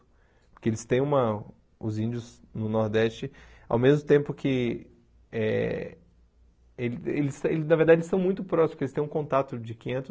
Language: Portuguese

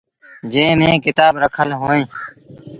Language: Sindhi Bhil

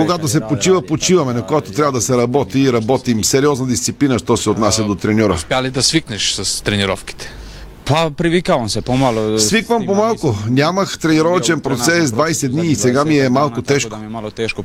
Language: Bulgarian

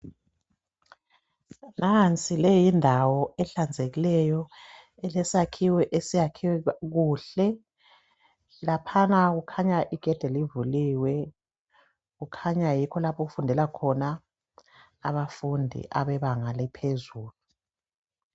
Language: North Ndebele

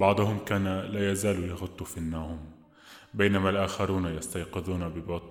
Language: Arabic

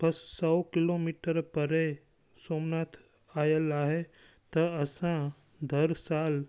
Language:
Sindhi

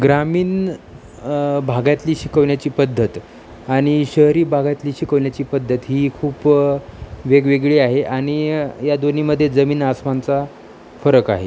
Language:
Marathi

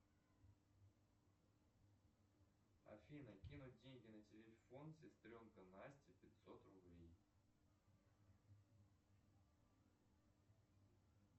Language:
Russian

